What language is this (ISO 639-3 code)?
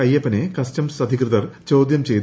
mal